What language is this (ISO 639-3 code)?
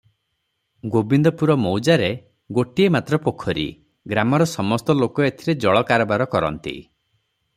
ori